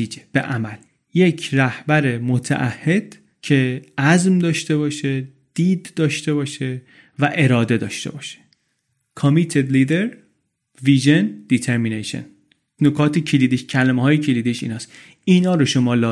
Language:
Persian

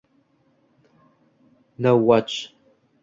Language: Uzbek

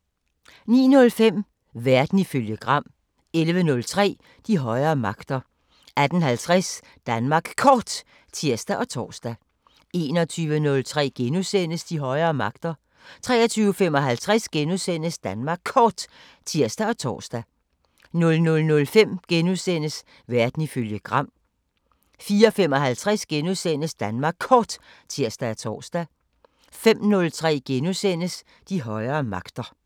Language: Danish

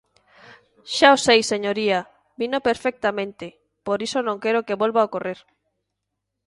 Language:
Galician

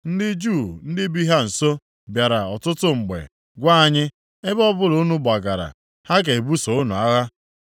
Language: Igbo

